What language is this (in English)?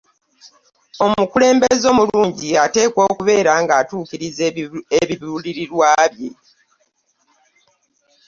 Ganda